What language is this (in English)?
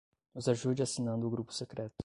Portuguese